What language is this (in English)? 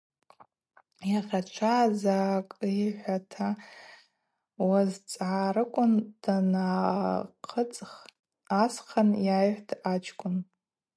Abaza